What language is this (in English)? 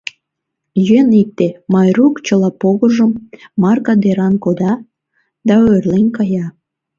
Mari